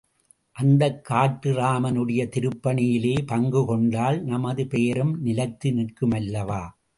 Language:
Tamil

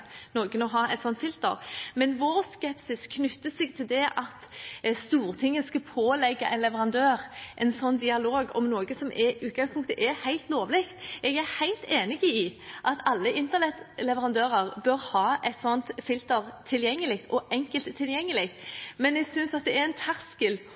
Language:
Norwegian Bokmål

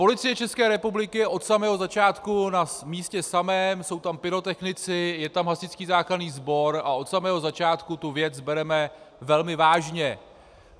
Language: Czech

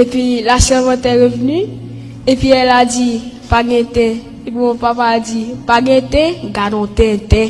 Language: French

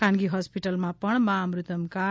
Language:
Gujarati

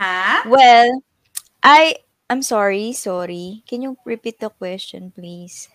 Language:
Filipino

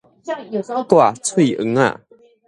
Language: Min Nan Chinese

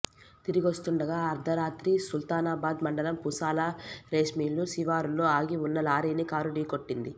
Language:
Telugu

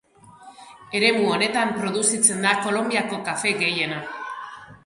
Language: Basque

